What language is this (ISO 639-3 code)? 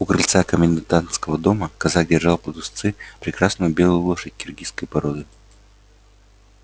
rus